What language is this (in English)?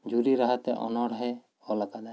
Santali